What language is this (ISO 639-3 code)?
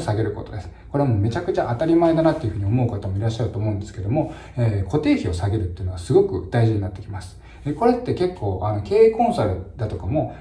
jpn